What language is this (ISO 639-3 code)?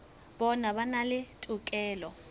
sot